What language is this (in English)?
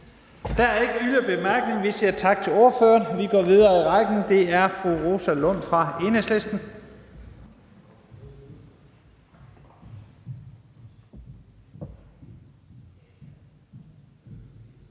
Danish